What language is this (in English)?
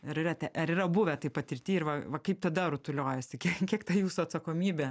Lithuanian